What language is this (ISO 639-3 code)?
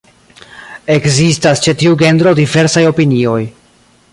epo